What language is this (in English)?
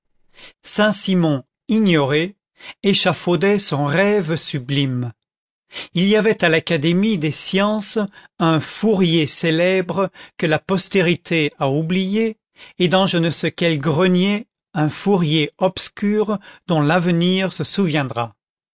French